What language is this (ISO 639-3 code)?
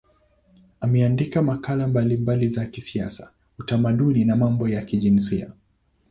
swa